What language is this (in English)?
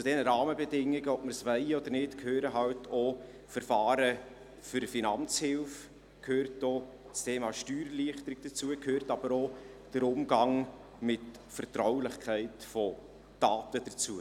Swiss German